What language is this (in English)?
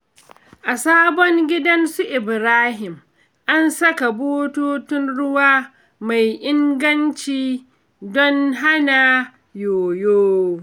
Hausa